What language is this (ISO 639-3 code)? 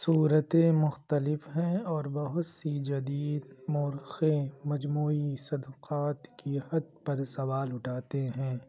urd